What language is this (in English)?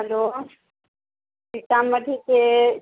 Maithili